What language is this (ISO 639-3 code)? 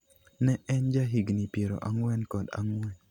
luo